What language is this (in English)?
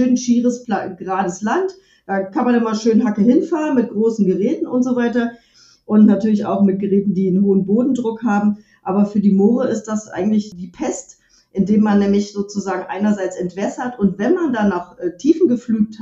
German